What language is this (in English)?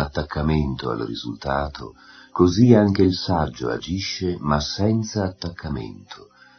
Italian